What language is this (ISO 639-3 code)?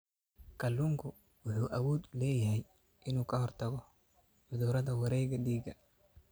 som